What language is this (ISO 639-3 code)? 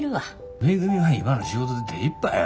jpn